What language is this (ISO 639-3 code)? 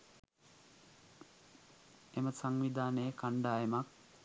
sin